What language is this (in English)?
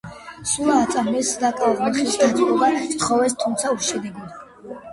Georgian